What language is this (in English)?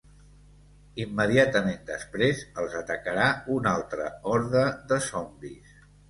Catalan